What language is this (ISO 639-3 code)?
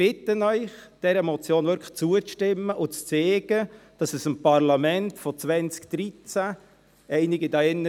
gsw